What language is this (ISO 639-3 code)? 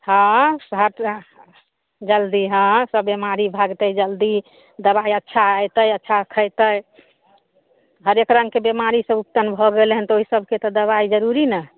mai